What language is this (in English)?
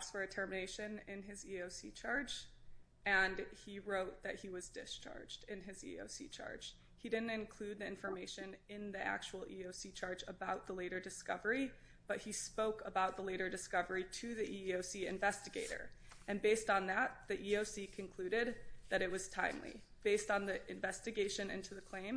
English